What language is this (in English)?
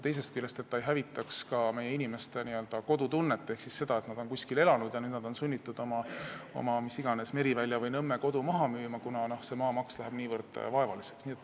Estonian